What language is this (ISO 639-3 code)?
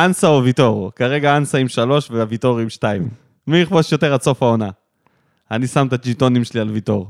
heb